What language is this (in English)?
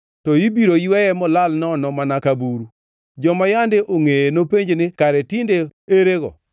Luo (Kenya and Tanzania)